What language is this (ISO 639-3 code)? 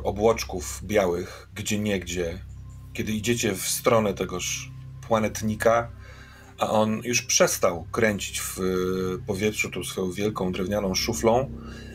pol